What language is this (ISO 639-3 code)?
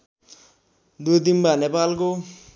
nep